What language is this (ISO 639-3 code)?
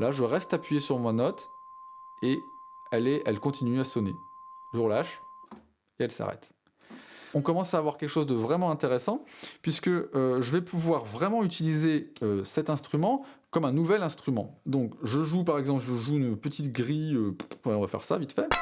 fra